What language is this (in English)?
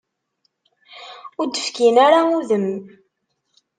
Kabyle